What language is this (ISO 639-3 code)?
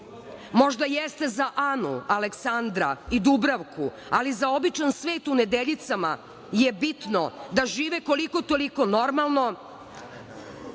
srp